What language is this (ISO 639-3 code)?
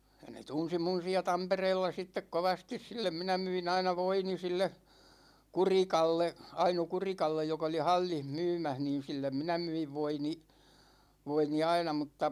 fin